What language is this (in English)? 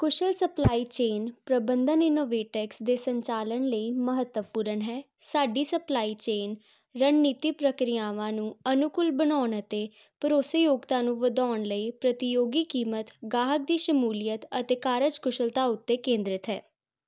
Punjabi